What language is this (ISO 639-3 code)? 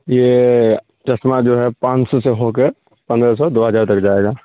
urd